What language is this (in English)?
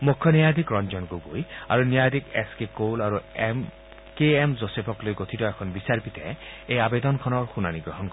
Assamese